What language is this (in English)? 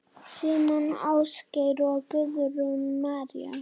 Icelandic